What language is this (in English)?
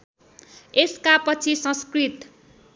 Nepali